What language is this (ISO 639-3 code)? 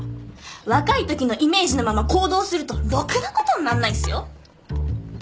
jpn